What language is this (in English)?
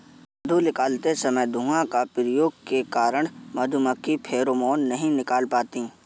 Hindi